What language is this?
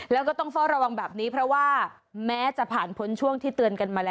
Thai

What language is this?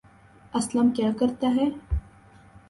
Urdu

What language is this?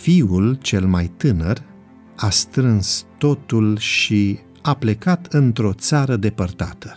Romanian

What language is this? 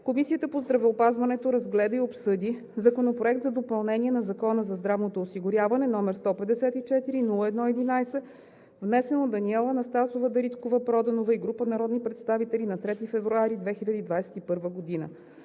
Bulgarian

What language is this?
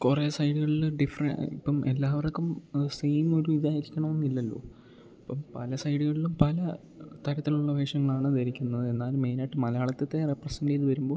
Malayalam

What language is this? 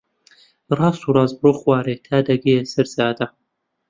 Central Kurdish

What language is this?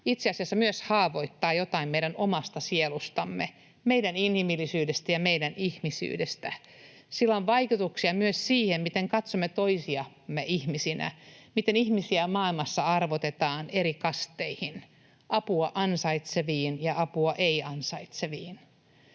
Finnish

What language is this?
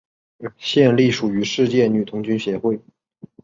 Chinese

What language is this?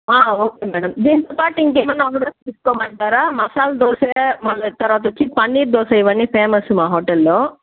Telugu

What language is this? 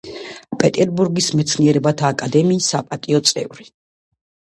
Georgian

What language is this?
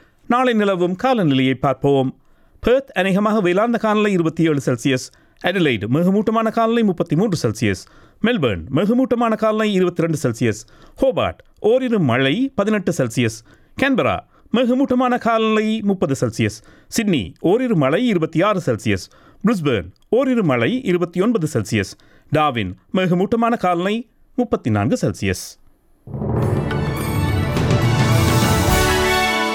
Tamil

